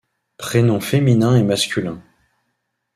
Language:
French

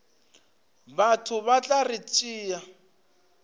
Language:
Northern Sotho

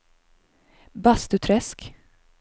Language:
Swedish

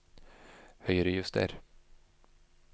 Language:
Norwegian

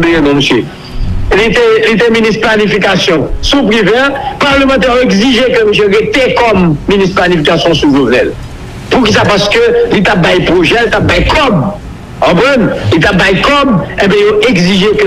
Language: French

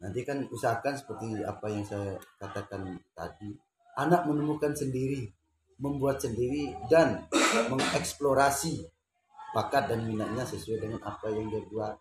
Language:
Indonesian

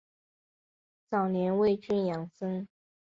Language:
Chinese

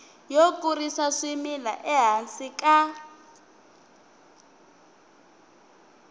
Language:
Tsonga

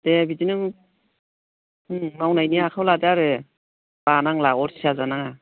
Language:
Bodo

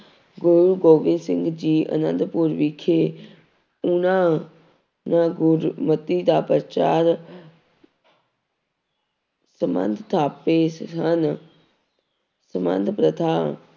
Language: Punjabi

